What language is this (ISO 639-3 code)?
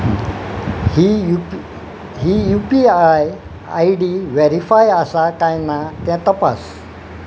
kok